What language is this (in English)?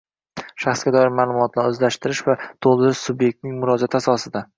Uzbek